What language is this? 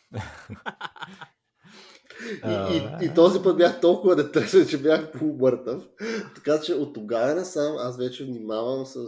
Bulgarian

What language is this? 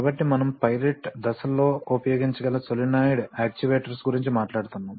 Telugu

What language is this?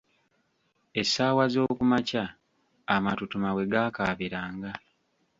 Ganda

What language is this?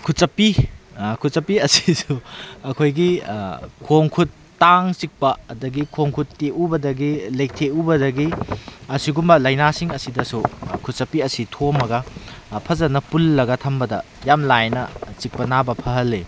Manipuri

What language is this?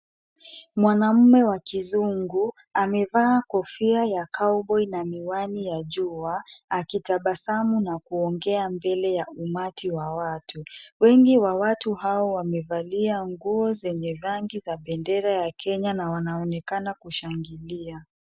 Swahili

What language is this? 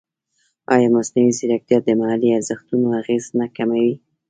Pashto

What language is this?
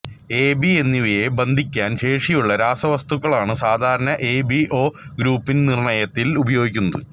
Malayalam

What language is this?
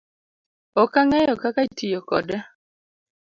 Luo (Kenya and Tanzania)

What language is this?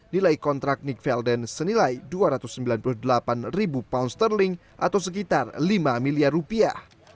Indonesian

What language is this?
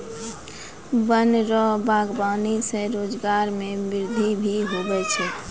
Maithili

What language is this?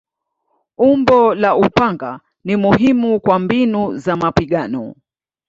Swahili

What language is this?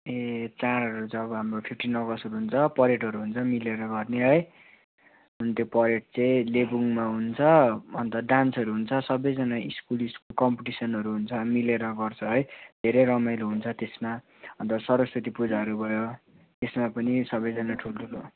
Nepali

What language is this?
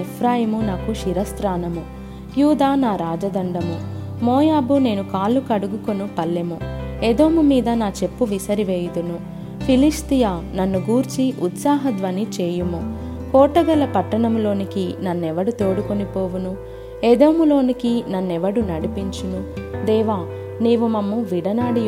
Telugu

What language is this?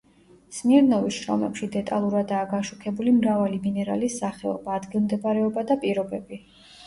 Georgian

